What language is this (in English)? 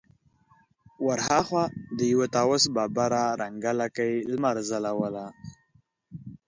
Pashto